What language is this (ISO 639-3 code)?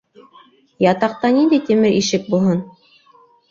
bak